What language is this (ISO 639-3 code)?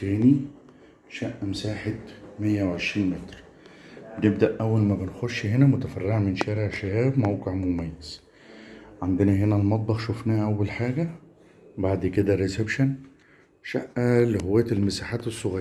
ara